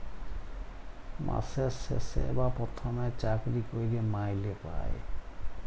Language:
Bangla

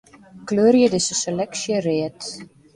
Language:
Western Frisian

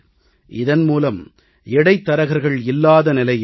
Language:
Tamil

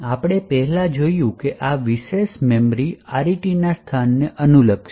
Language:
Gujarati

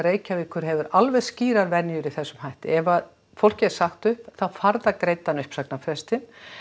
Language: Icelandic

